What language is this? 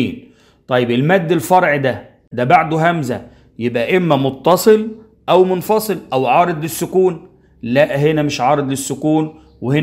Arabic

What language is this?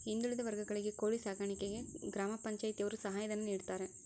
Kannada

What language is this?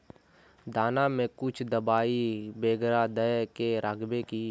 Magahi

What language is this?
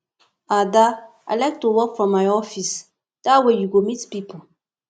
Nigerian Pidgin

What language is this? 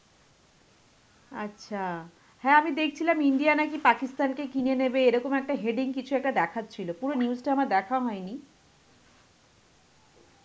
Bangla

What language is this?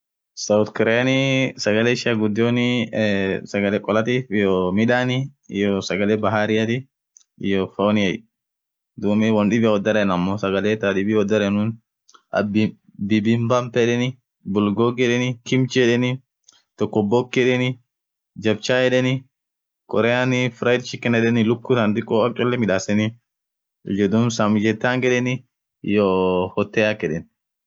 Orma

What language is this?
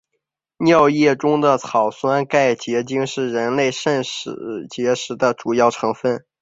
Chinese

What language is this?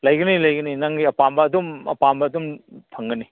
Manipuri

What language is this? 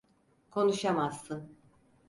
Turkish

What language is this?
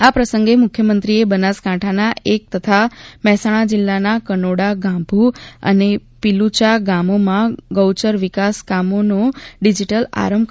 Gujarati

